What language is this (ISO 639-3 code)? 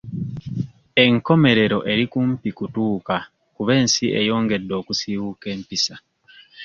lug